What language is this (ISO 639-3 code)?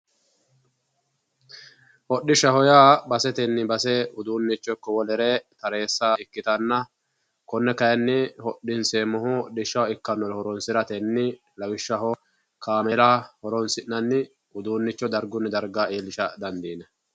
sid